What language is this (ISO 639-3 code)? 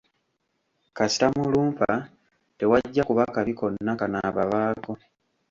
lug